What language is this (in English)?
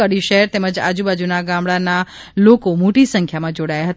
Gujarati